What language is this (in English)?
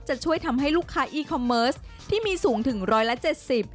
Thai